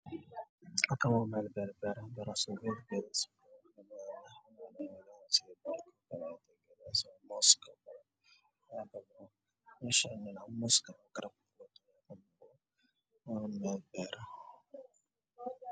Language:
Somali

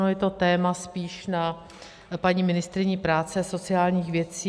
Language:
Czech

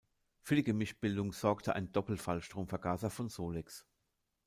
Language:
German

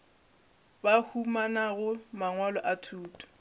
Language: Northern Sotho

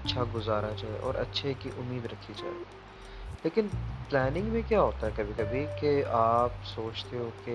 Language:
Urdu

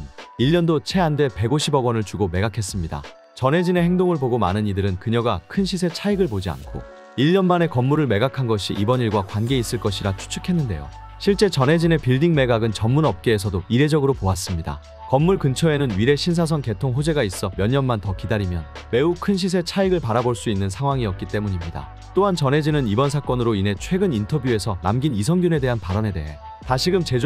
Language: Korean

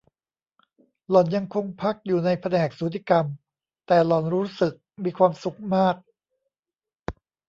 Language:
Thai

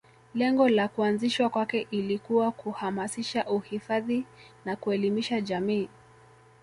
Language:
Swahili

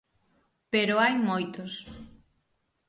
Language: Galician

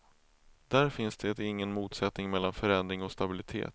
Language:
Swedish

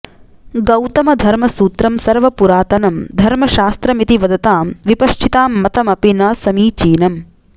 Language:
Sanskrit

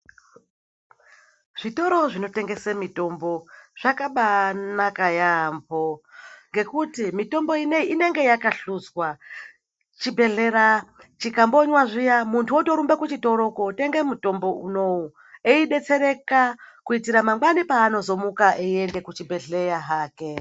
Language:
Ndau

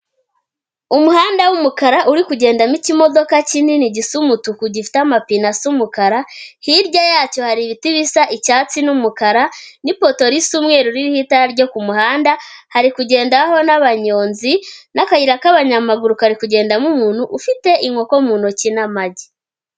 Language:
Kinyarwanda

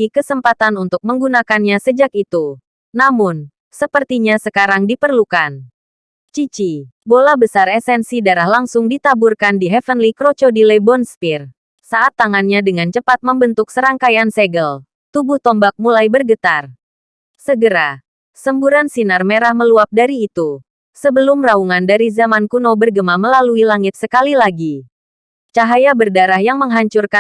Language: Indonesian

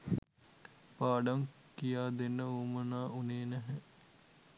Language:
Sinhala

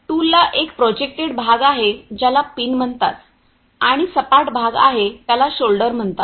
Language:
Marathi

